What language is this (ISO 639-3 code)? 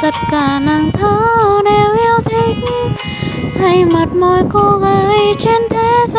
vie